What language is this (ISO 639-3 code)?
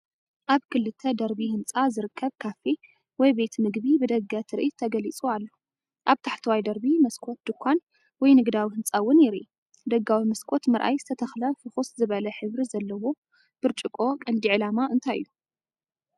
tir